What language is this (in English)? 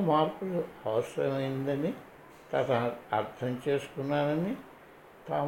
Telugu